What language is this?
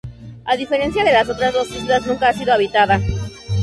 Spanish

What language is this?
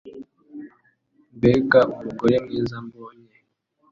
Kinyarwanda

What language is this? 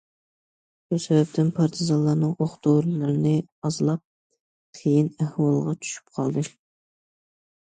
Uyghur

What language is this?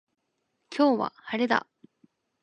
Japanese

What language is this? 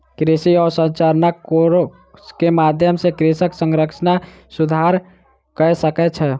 Maithili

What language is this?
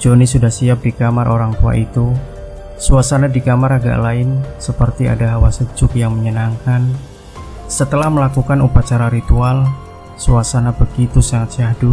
Indonesian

